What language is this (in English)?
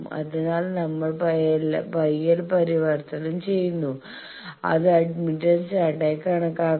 Malayalam